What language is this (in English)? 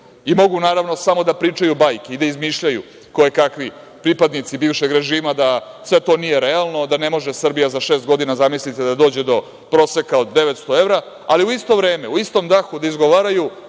Serbian